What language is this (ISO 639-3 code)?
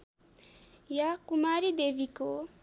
nep